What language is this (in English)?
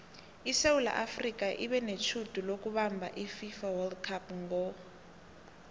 South Ndebele